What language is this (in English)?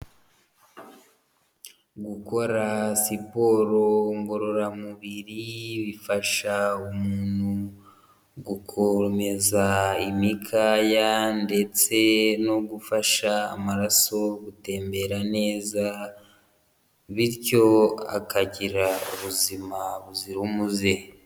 Kinyarwanda